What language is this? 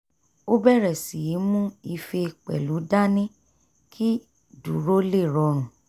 Yoruba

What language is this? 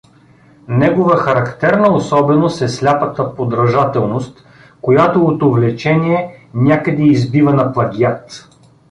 Bulgarian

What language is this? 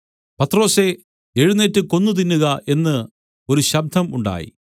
Malayalam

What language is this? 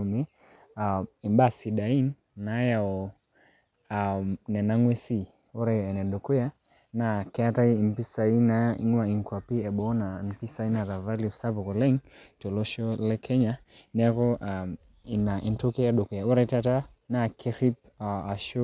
Masai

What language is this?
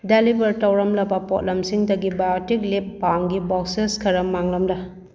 Manipuri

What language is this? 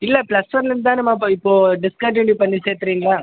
Tamil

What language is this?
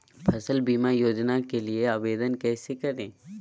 Magahi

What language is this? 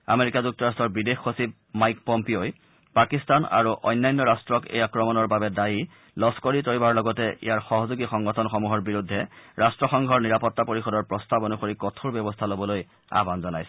Assamese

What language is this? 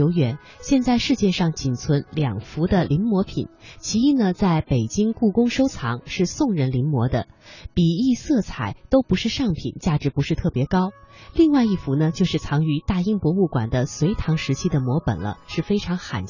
Chinese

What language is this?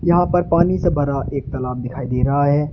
Hindi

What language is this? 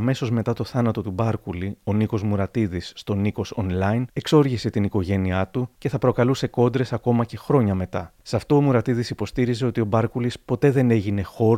Greek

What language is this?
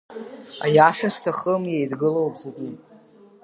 Abkhazian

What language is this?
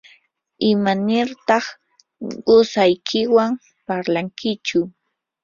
Yanahuanca Pasco Quechua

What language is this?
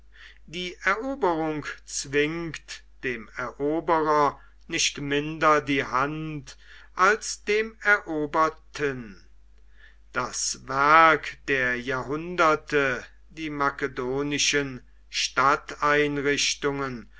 German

